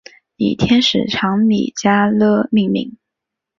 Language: Chinese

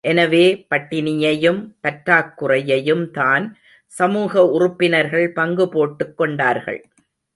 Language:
Tamil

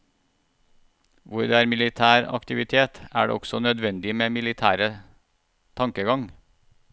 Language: Norwegian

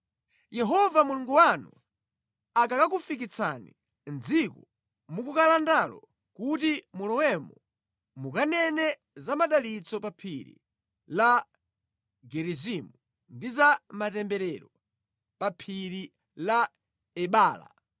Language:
Nyanja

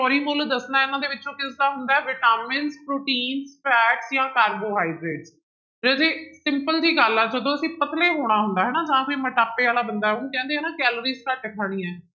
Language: Punjabi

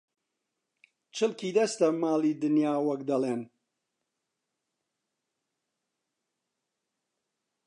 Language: Central Kurdish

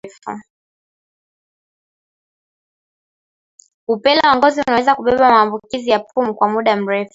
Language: Swahili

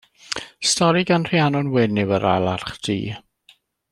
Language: Welsh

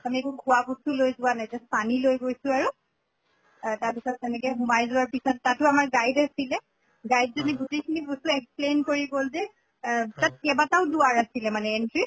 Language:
Assamese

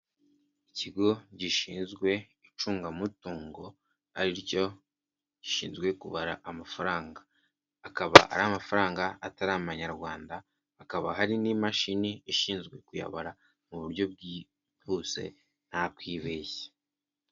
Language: Kinyarwanda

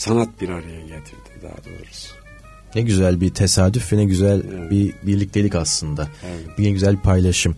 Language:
Turkish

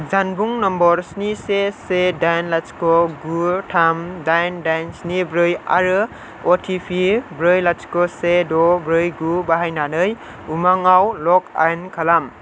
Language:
Bodo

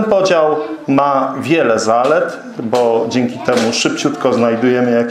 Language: Polish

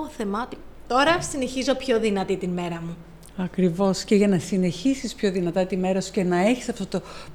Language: Greek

